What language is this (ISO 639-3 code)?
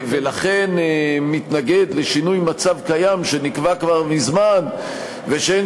heb